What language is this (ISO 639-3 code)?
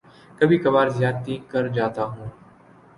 urd